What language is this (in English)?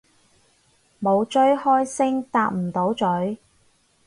Cantonese